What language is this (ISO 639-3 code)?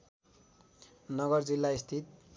nep